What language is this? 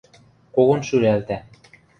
Western Mari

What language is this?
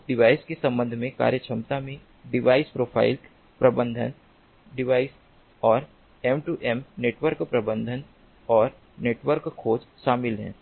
Hindi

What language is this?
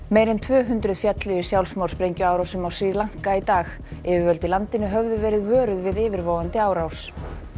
Icelandic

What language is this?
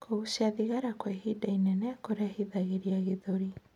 Kikuyu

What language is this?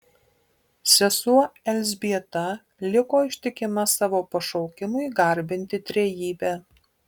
Lithuanian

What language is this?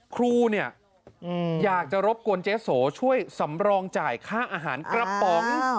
Thai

